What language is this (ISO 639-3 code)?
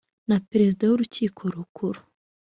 kin